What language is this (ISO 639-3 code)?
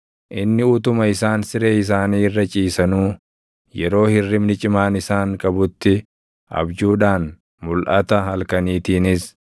orm